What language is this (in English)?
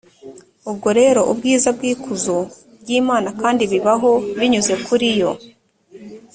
Kinyarwanda